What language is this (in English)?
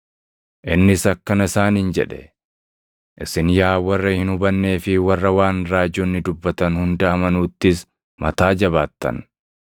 Oromo